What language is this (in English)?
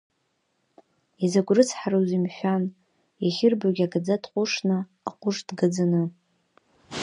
Abkhazian